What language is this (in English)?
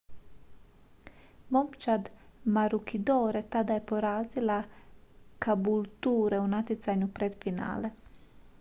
Croatian